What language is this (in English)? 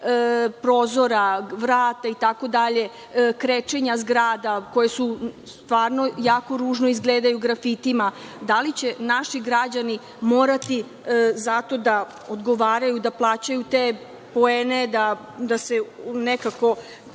Serbian